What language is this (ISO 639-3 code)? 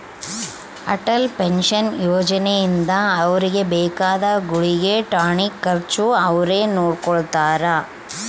kan